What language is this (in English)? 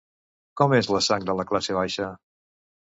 Catalan